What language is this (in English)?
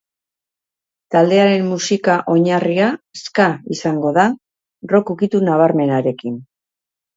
Basque